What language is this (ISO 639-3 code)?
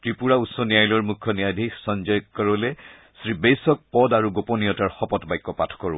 asm